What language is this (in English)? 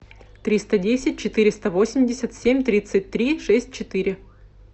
Russian